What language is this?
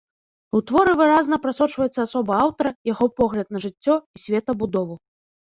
Belarusian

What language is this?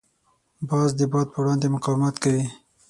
Pashto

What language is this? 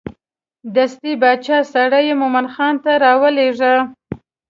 Pashto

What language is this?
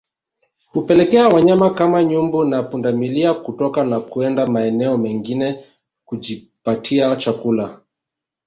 Swahili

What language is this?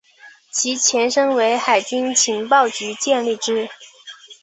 Chinese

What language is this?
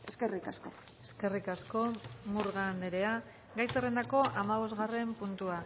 Basque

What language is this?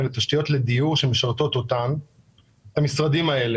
Hebrew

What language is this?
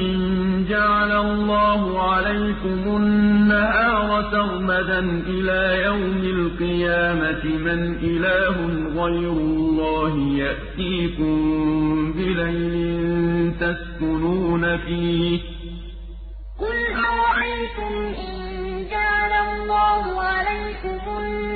Arabic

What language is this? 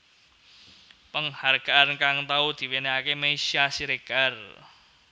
Javanese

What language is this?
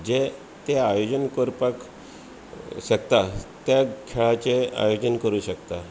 Konkani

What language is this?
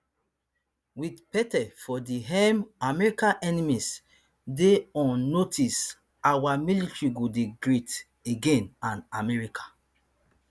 Nigerian Pidgin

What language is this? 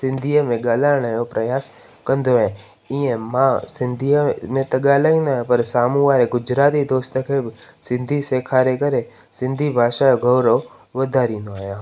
Sindhi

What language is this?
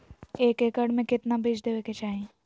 Magahi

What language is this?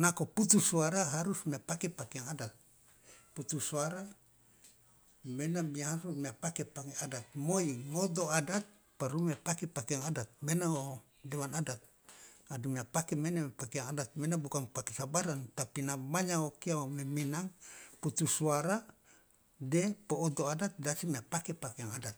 Loloda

